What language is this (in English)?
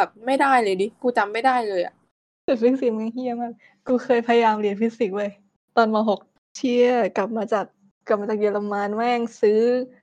Thai